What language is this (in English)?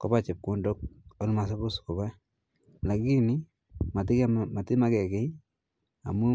Kalenjin